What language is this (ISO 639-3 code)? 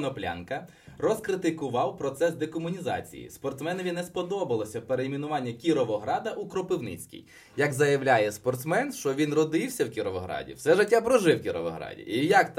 ukr